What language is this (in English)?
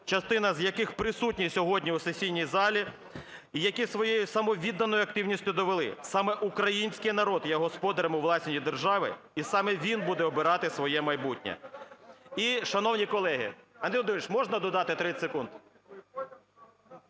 Ukrainian